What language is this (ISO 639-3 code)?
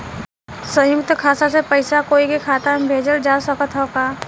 bho